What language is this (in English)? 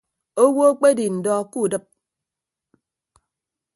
Ibibio